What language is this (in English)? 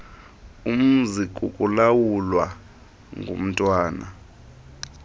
Xhosa